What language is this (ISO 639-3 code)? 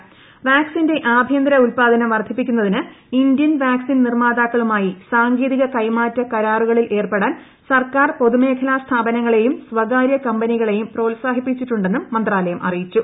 mal